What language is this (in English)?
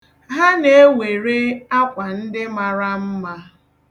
Igbo